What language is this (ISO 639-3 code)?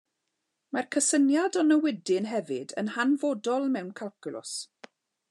cym